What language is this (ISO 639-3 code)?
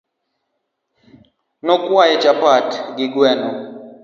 luo